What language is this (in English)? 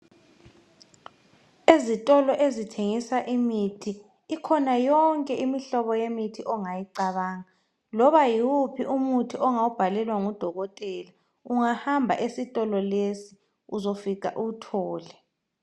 North Ndebele